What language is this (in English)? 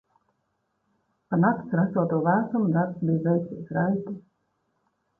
Latvian